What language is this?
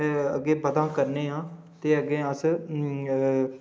Dogri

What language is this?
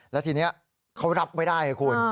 Thai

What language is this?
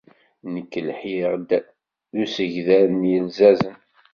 Kabyle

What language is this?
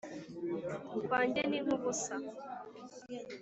Kinyarwanda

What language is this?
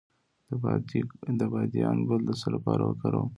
Pashto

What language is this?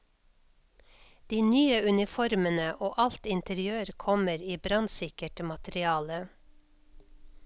Norwegian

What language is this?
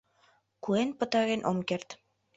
Mari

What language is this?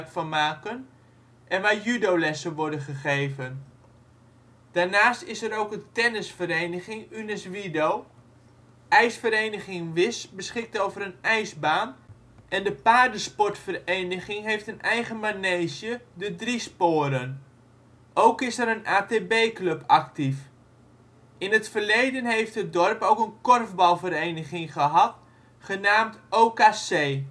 Dutch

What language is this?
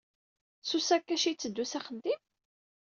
Kabyle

